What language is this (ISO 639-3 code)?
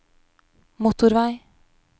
nor